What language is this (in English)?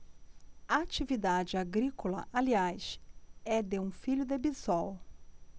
Portuguese